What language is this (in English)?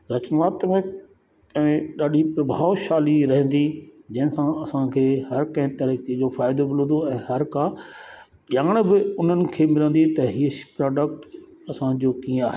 Sindhi